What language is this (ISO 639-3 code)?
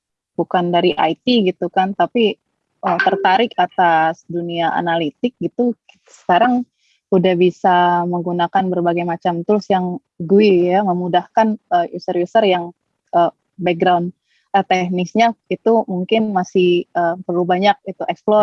ind